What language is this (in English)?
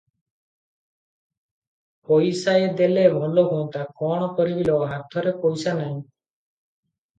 Odia